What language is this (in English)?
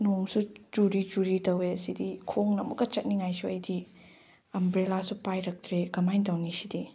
Manipuri